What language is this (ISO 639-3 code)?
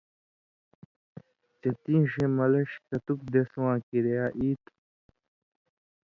mvy